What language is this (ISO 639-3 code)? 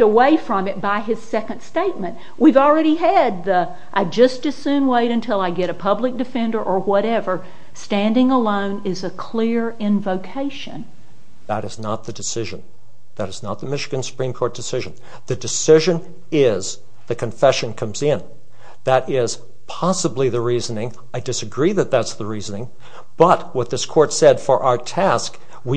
eng